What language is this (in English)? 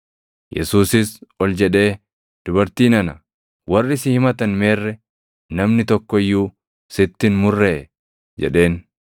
Oromo